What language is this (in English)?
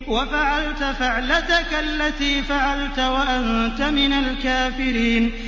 Arabic